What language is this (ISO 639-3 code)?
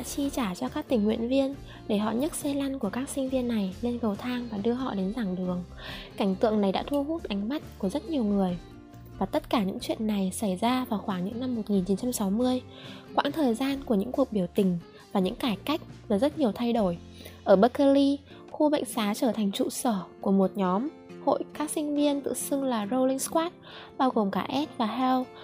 vie